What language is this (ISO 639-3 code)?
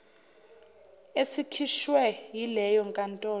zul